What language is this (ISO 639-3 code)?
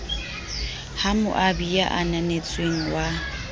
sot